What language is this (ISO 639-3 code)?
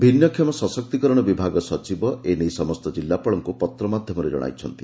ori